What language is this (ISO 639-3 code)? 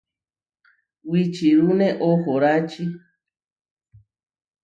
var